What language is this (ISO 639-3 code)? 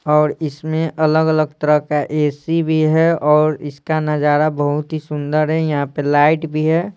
hin